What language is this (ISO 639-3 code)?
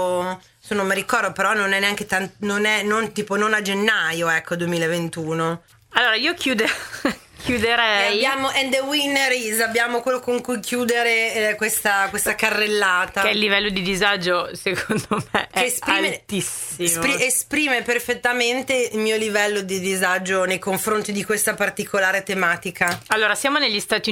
ita